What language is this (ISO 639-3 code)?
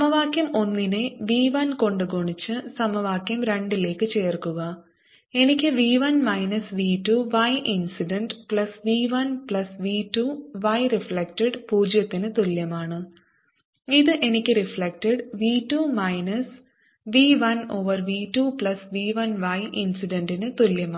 mal